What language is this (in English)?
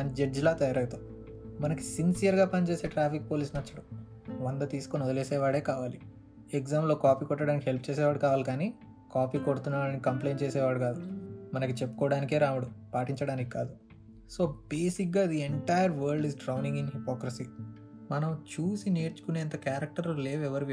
Telugu